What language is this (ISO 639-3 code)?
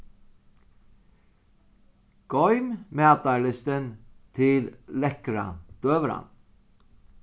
fao